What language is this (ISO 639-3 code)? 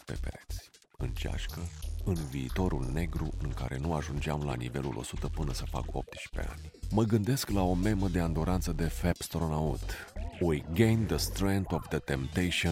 ron